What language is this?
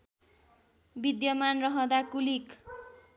Nepali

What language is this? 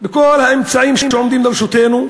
Hebrew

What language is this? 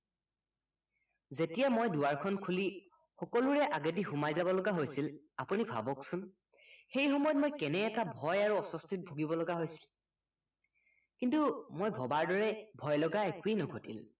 Assamese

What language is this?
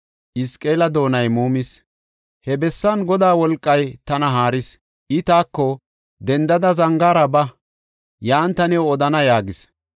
Gofa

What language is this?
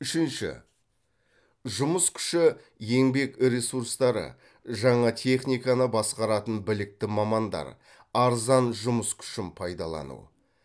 Kazakh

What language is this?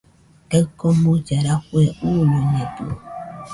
Nüpode Huitoto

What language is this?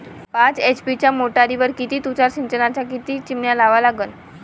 Marathi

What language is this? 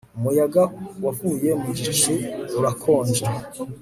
Kinyarwanda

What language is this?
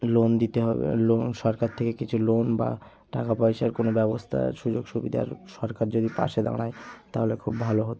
Bangla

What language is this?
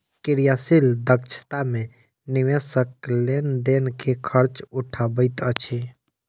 Maithili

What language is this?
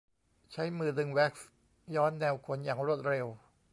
Thai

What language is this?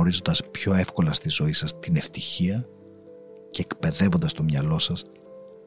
Greek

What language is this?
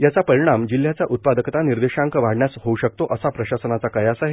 Marathi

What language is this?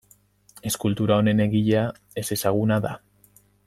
Basque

